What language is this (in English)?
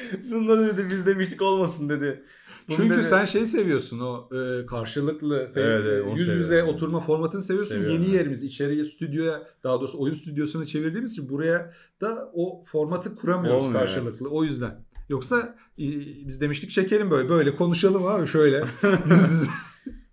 Turkish